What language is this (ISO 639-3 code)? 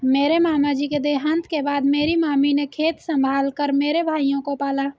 hin